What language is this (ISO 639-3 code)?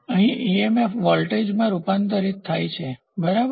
guj